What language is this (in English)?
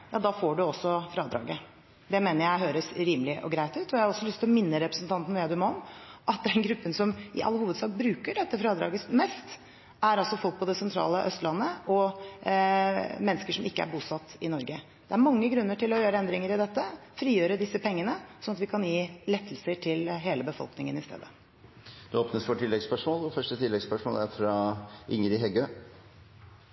Norwegian